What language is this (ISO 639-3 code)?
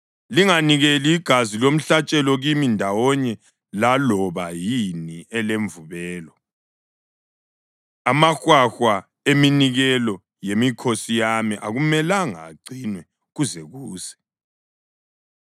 nde